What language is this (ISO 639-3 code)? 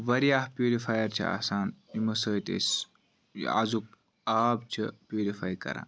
kas